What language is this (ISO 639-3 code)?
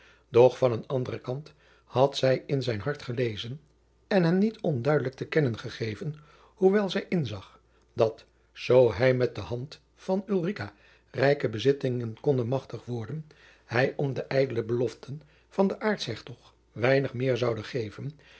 nld